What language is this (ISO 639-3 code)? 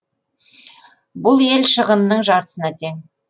kaz